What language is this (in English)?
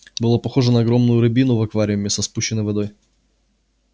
Russian